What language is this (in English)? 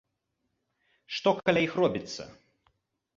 Belarusian